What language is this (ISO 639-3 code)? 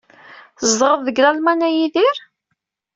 kab